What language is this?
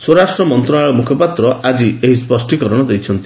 Odia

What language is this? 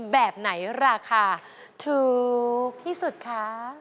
Thai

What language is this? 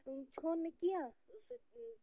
Kashmiri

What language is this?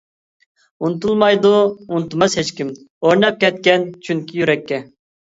Uyghur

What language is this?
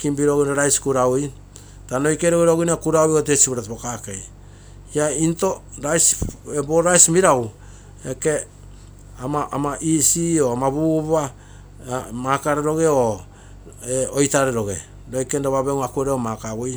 Terei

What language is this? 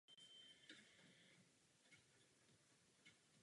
Czech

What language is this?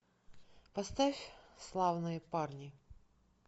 Russian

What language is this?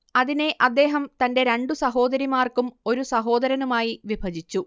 Malayalam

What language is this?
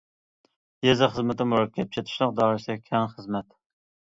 Uyghur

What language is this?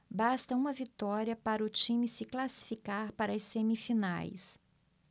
Portuguese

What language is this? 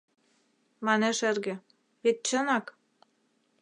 Mari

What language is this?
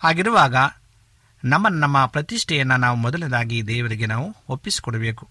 Kannada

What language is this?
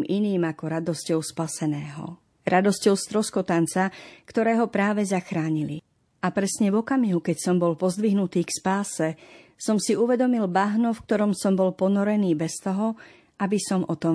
Slovak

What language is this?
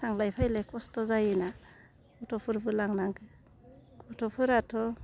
Bodo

